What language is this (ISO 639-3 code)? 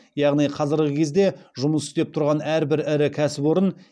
kaz